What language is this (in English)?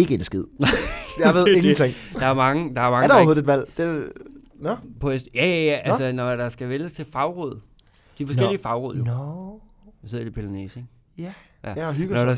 Danish